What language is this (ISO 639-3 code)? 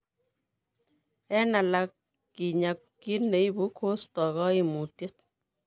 kln